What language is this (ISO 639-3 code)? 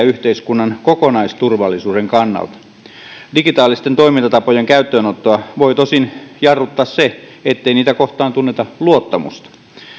fin